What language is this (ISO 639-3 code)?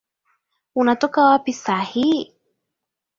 swa